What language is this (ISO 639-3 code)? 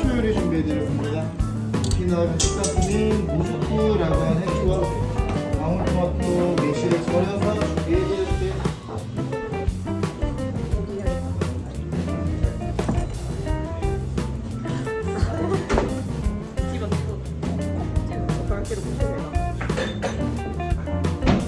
kor